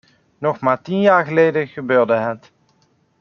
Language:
Dutch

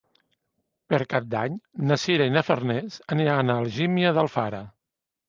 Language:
Catalan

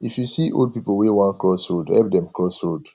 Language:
Nigerian Pidgin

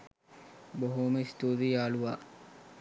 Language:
Sinhala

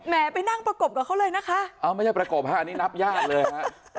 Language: Thai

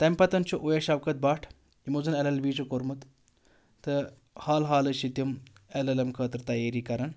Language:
Kashmiri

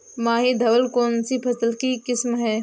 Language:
Hindi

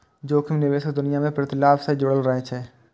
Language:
Maithili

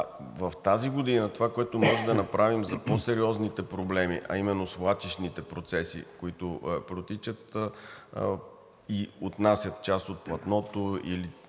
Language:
Bulgarian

